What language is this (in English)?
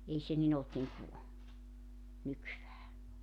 Finnish